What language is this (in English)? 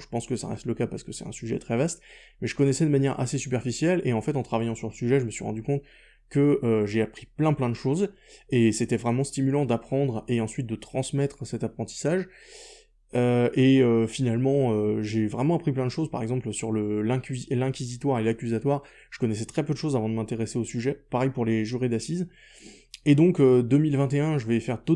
French